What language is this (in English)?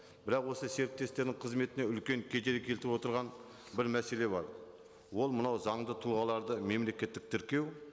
Kazakh